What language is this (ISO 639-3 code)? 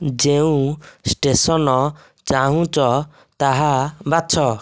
ori